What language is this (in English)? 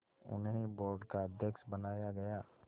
Hindi